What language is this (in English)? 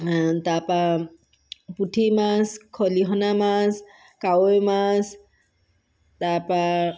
Assamese